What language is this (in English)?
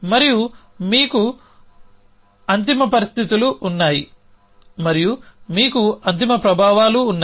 Telugu